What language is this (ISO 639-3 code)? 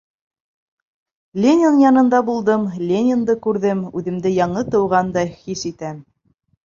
bak